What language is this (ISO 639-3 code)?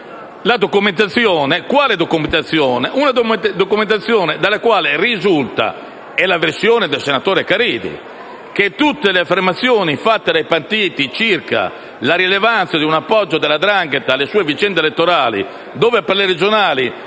ita